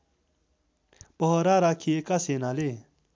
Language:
Nepali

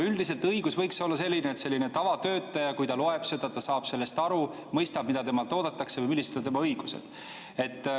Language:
Estonian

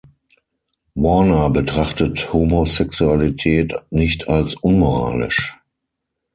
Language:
German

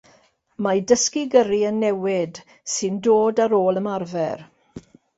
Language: Welsh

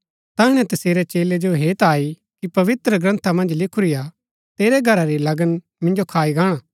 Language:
Gaddi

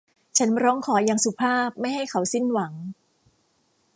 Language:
Thai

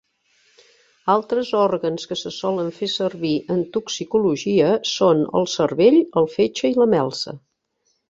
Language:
Catalan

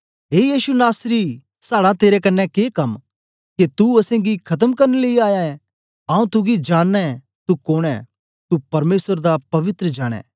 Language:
Dogri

